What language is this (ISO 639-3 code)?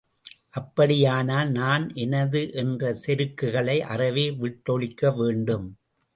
tam